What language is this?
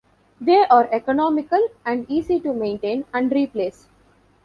English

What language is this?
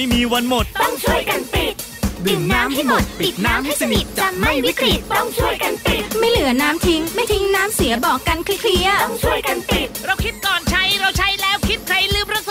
Thai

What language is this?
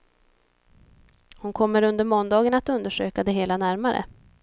Swedish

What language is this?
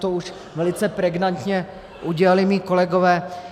Czech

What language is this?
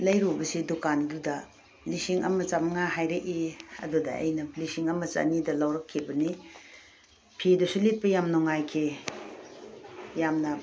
Manipuri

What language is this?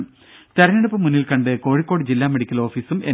Malayalam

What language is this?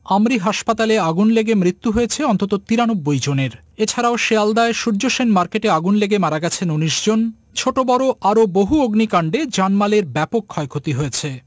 Bangla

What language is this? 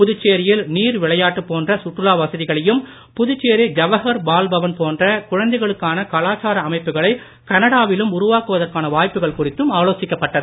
Tamil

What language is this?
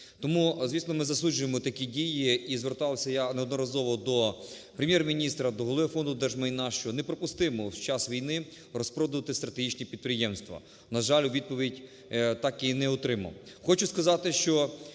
Ukrainian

